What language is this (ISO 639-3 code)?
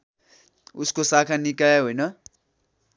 nep